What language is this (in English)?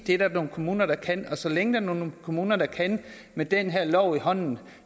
Danish